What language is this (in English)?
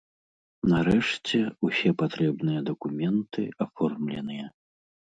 Belarusian